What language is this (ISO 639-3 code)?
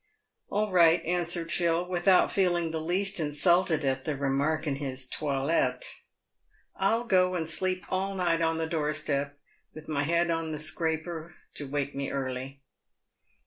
eng